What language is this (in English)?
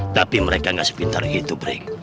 Indonesian